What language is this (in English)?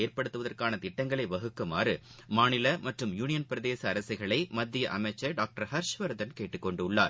Tamil